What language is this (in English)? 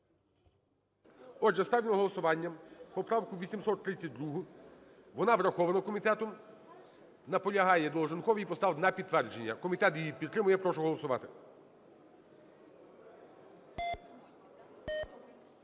Ukrainian